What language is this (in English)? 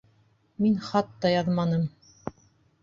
Bashkir